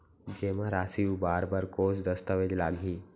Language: Chhattisgarhi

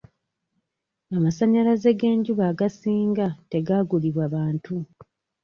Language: Ganda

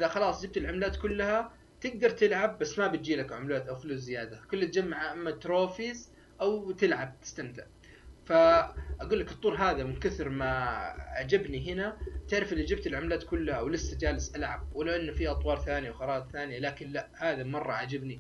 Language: Arabic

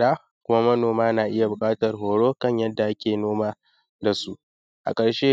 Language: Hausa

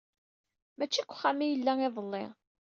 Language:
Kabyle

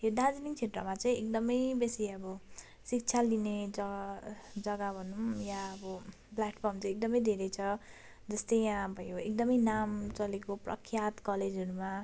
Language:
Nepali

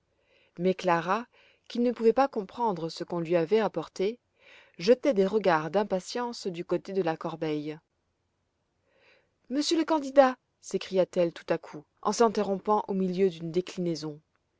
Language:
French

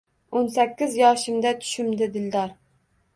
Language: Uzbek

